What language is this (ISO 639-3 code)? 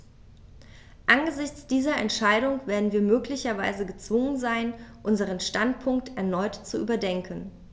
deu